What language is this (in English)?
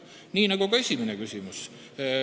Estonian